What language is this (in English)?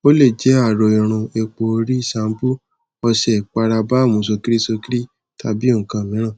Yoruba